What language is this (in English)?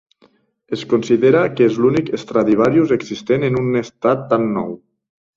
Catalan